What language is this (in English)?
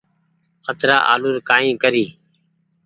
Goaria